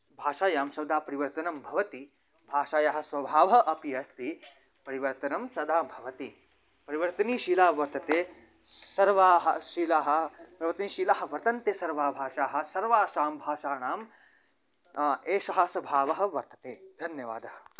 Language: Sanskrit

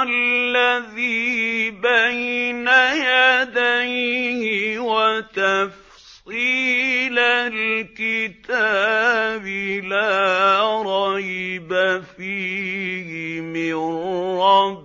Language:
Arabic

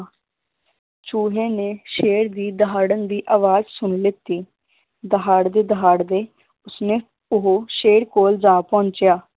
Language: Punjabi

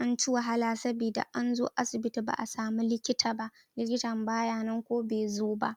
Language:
Hausa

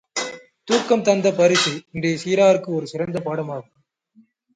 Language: Tamil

